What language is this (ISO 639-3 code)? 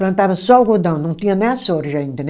por